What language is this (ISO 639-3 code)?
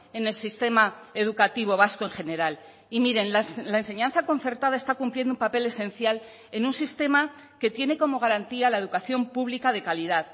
spa